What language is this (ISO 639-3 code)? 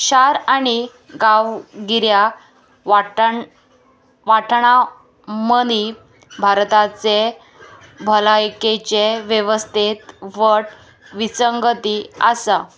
kok